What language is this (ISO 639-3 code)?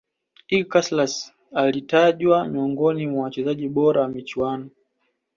swa